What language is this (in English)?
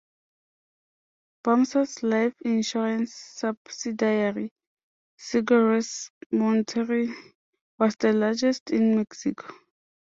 English